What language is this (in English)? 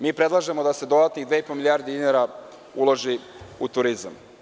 Serbian